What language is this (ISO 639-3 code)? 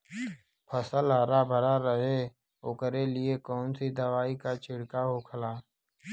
bho